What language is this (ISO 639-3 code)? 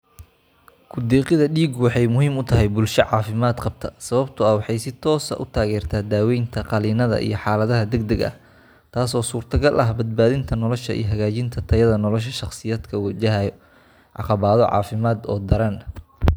som